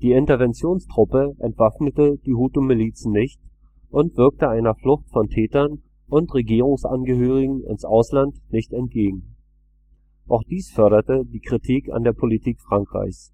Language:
German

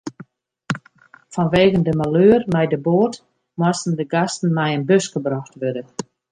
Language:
Western Frisian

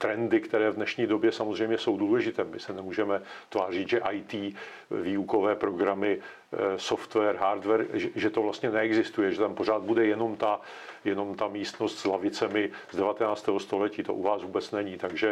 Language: Czech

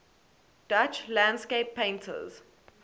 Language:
English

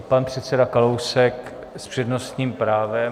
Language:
Czech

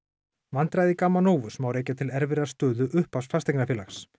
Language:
Icelandic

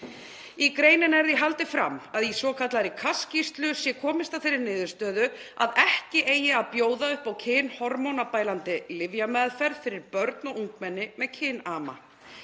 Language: Icelandic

